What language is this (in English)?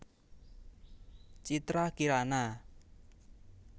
Javanese